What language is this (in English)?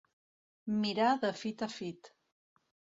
Catalan